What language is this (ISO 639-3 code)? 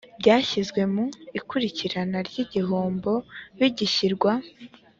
kin